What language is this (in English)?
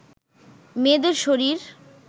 Bangla